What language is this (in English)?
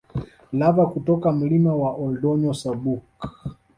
Swahili